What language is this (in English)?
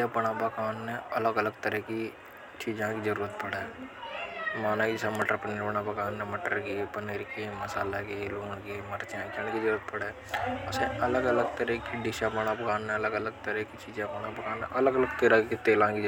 Hadothi